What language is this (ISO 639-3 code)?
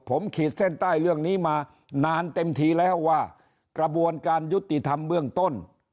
tha